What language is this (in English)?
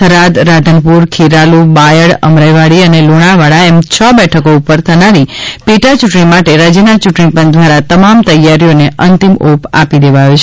Gujarati